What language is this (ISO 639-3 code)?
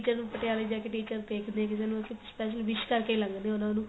pan